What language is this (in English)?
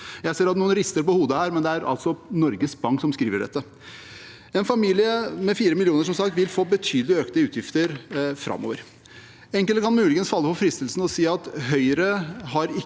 Norwegian